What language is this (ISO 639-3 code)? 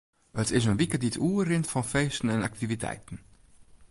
fry